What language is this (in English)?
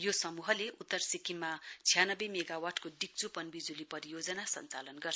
Nepali